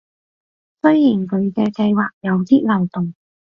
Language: Cantonese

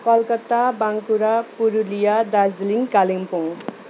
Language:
Nepali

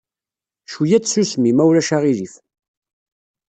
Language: Kabyle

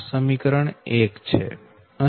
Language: Gujarati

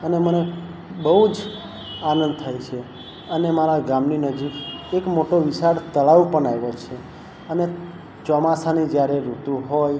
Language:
Gujarati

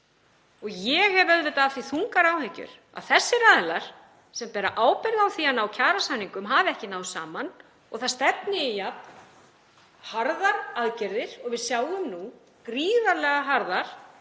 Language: Icelandic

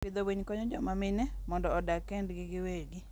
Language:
Luo (Kenya and Tanzania)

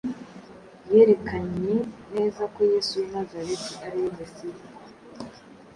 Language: Kinyarwanda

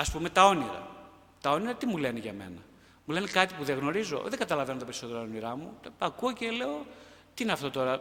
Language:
Greek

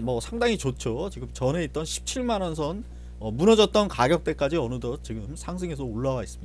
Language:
Korean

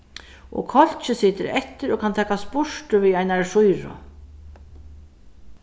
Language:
Faroese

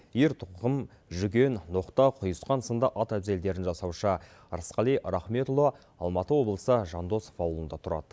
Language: Kazakh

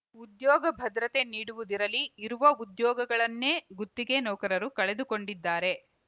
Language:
Kannada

